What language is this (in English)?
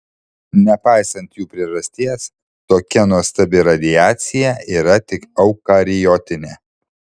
Lithuanian